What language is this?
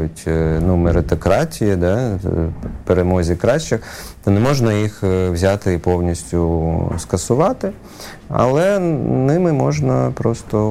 Ukrainian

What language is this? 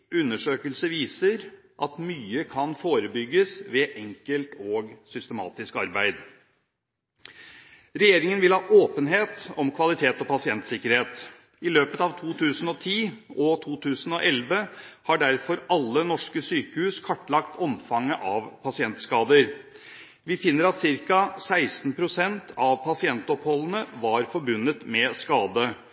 Norwegian Bokmål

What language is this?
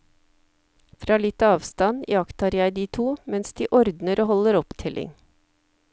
Norwegian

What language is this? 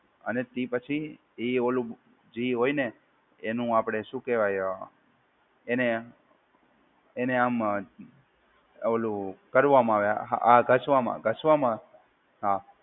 Gujarati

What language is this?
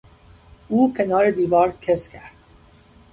Persian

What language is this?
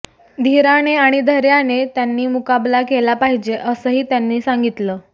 Marathi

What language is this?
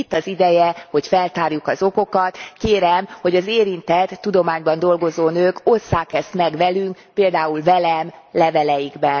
Hungarian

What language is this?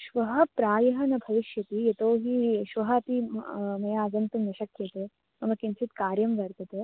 Sanskrit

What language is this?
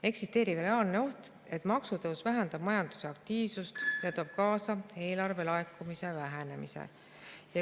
Estonian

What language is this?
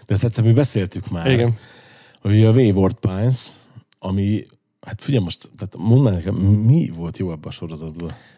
Hungarian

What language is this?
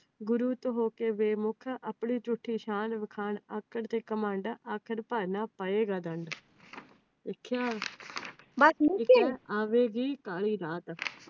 Punjabi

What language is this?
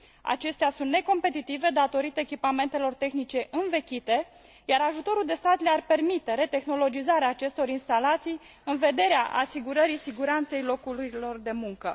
Romanian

